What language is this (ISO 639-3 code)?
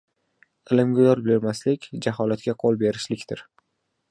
uzb